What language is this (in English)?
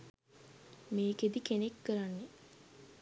Sinhala